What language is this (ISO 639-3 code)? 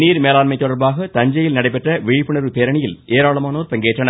tam